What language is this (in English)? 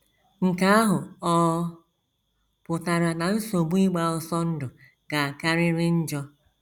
Igbo